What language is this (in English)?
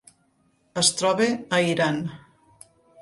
Catalan